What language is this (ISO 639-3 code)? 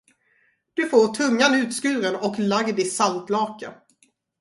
swe